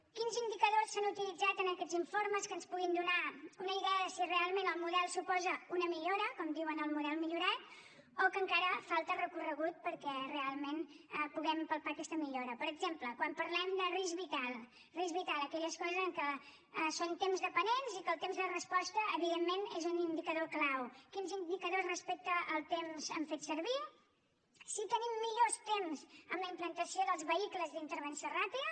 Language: Catalan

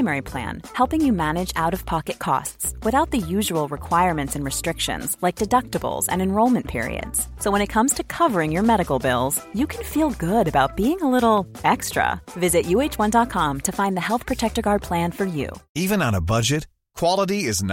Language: Persian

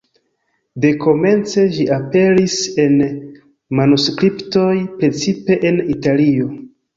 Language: Esperanto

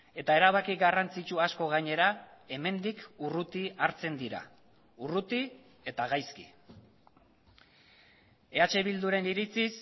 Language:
Basque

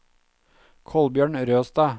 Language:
Norwegian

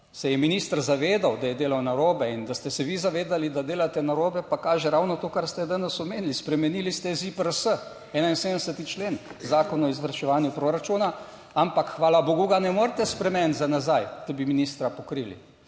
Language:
Slovenian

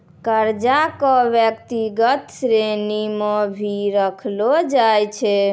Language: Maithili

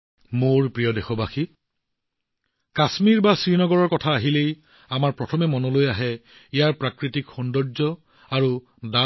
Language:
Assamese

